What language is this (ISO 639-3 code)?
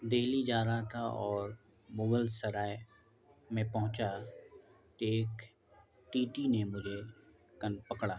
urd